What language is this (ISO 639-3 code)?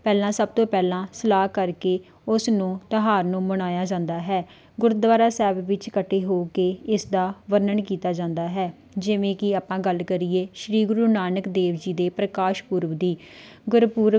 pan